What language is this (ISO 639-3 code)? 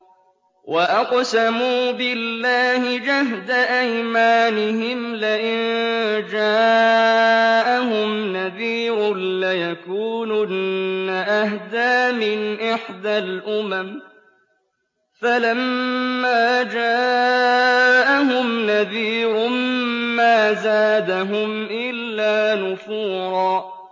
ara